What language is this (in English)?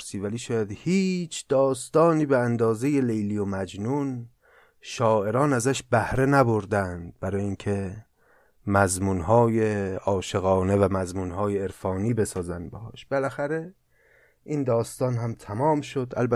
Persian